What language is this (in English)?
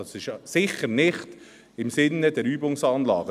Swiss German